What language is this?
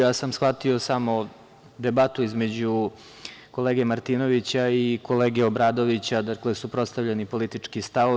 Serbian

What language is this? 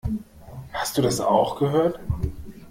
German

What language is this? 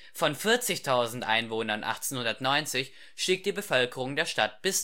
German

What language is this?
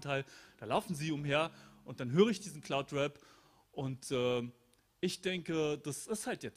German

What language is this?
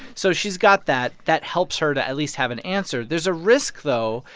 English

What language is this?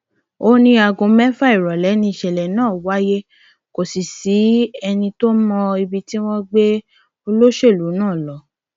Yoruba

